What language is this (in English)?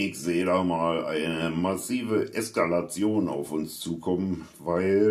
German